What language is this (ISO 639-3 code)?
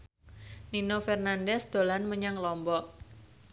jav